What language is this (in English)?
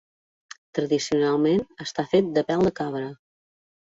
Catalan